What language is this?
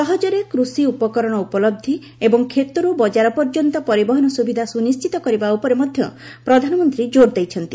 Odia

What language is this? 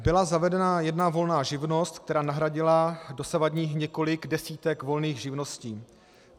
Czech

